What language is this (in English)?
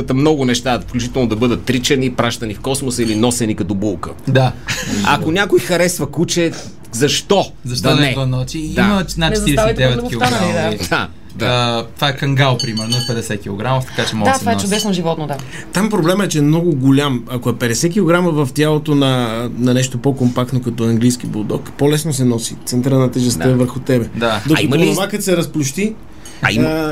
Bulgarian